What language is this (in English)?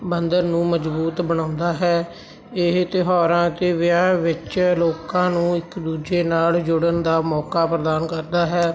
Punjabi